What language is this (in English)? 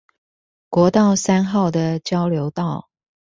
Chinese